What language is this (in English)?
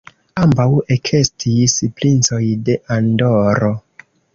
Esperanto